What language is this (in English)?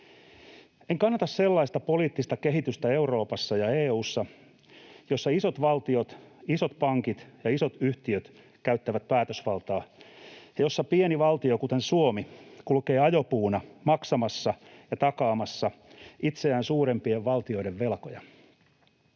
Finnish